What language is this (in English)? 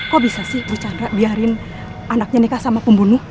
Indonesian